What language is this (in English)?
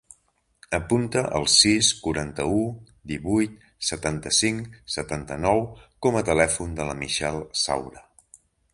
Catalan